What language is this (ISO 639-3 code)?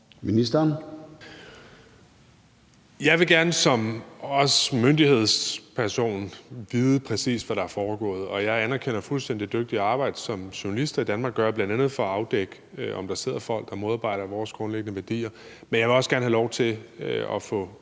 dan